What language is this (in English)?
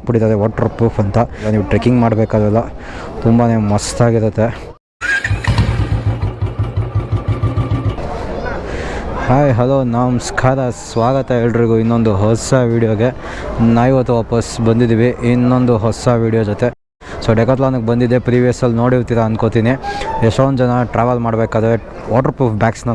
Korean